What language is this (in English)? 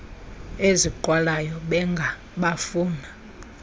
Xhosa